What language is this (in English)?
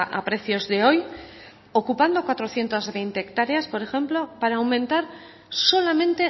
Spanish